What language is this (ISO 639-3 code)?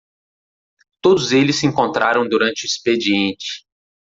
por